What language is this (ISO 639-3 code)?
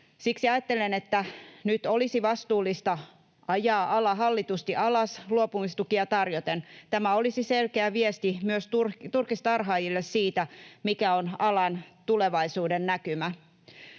fin